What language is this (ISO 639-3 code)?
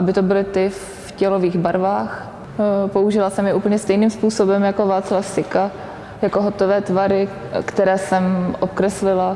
ces